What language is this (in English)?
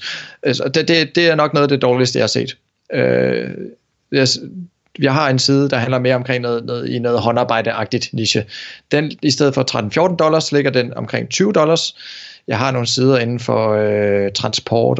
Danish